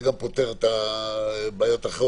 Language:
Hebrew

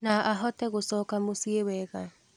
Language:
Kikuyu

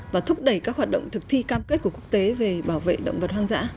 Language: Vietnamese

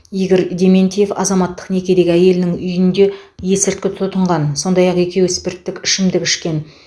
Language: Kazakh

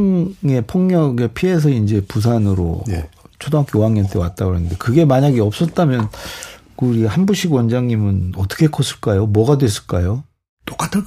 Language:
Korean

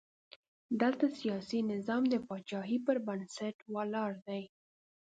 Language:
Pashto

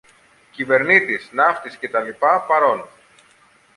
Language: Greek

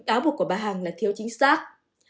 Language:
Vietnamese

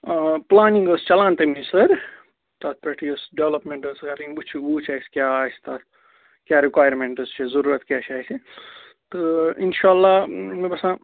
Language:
Kashmiri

